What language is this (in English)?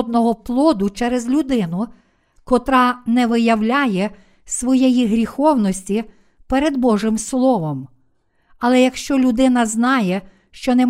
Ukrainian